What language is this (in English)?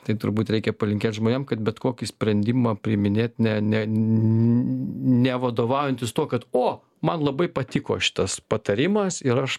Lithuanian